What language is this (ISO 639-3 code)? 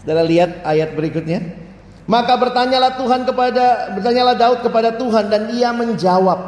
ind